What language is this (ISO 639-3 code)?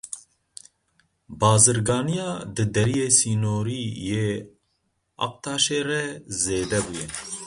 kur